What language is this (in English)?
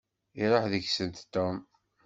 Kabyle